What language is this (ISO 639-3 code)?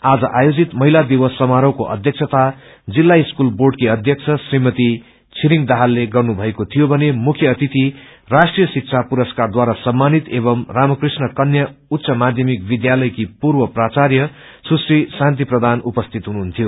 nep